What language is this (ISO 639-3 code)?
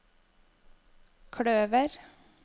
nor